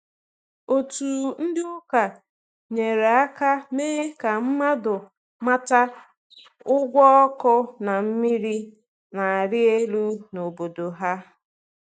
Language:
Igbo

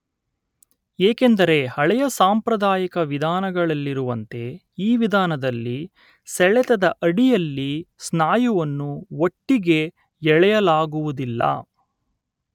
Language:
Kannada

